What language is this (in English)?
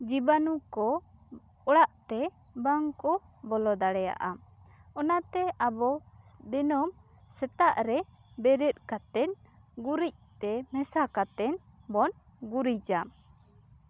Santali